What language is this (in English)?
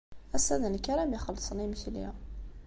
Kabyle